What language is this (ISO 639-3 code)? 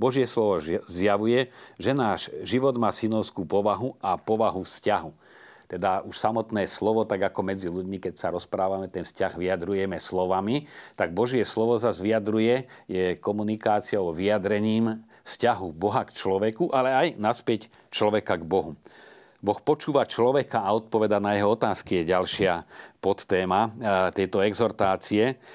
slk